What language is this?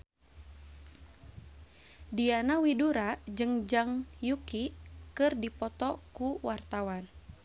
Sundanese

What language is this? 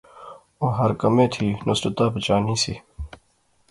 Pahari-Potwari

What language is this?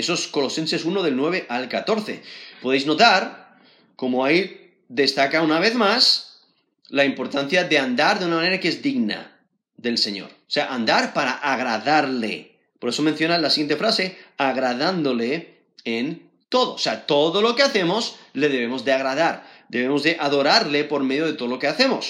Spanish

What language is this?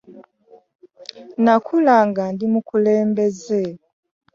Ganda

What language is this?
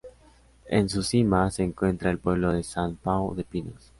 Spanish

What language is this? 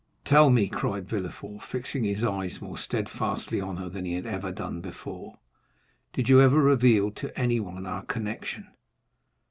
English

